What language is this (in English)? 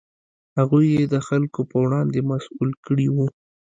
Pashto